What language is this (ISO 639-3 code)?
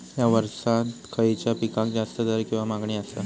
mar